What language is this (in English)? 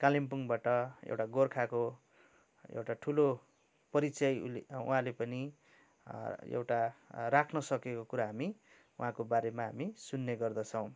Nepali